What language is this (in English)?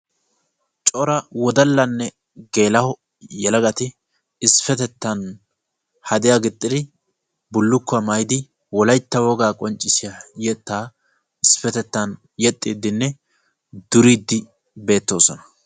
Wolaytta